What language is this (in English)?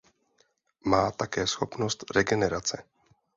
Czech